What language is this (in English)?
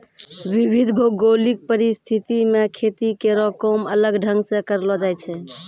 Maithili